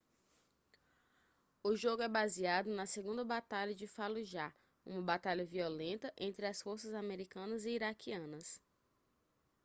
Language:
Portuguese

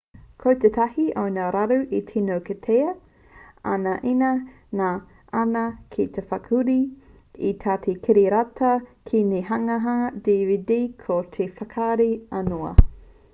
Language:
Māori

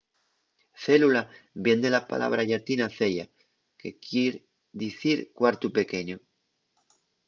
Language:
Asturian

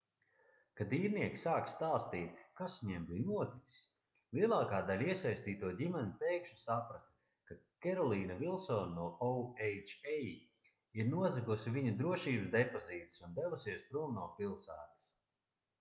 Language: Latvian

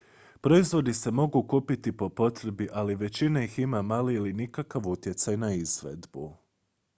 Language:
Croatian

